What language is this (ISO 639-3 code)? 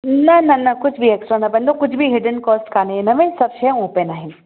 snd